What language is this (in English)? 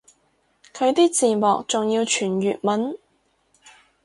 Cantonese